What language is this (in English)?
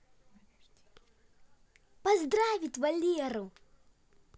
Russian